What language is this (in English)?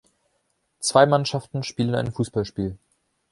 German